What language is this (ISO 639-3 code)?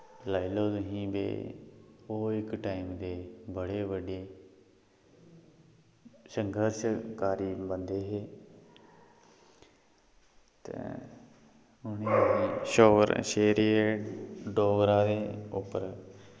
doi